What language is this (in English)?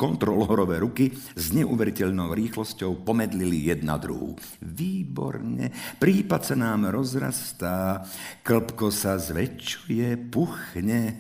Slovak